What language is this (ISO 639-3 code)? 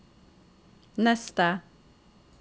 nor